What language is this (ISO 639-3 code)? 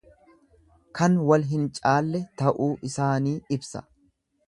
orm